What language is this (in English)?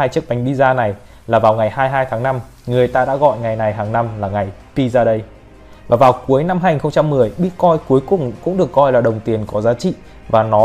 Vietnamese